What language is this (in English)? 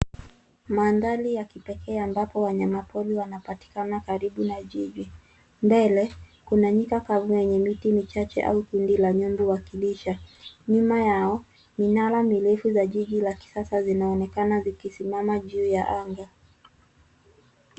Swahili